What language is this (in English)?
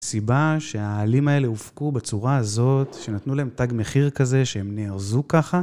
Hebrew